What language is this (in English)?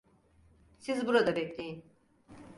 Turkish